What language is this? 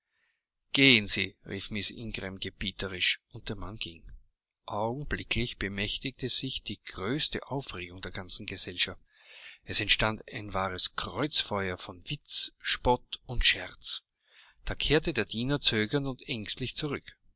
German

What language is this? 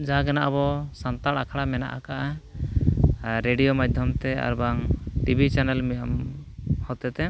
Santali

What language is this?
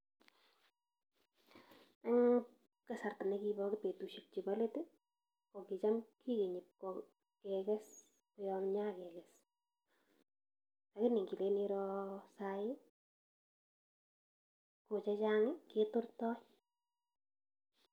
Kalenjin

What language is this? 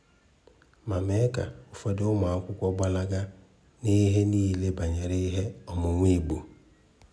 Igbo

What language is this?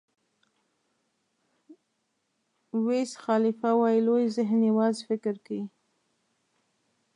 Pashto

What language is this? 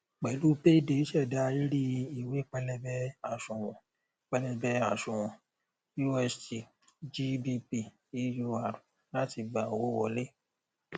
Yoruba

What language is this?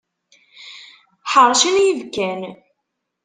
Kabyle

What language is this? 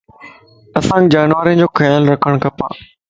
Lasi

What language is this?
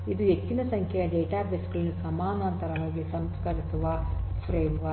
Kannada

